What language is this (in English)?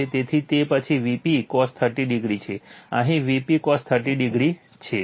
Gujarati